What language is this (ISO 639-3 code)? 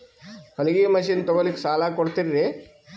kan